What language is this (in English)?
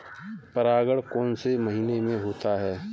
Hindi